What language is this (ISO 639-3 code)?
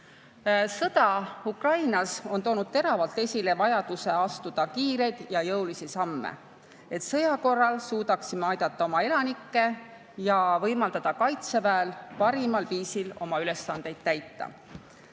est